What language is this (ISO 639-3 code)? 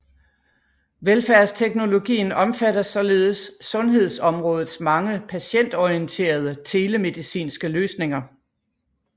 dan